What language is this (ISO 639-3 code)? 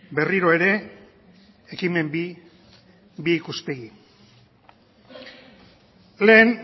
eus